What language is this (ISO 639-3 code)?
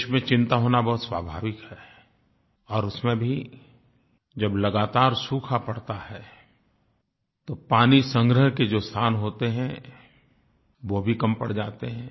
hin